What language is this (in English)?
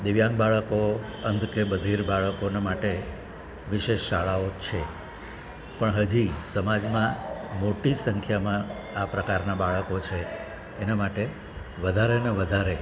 Gujarati